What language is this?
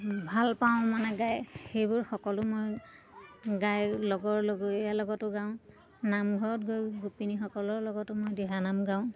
Assamese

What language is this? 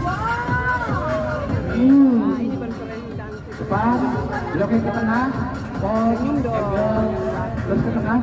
Indonesian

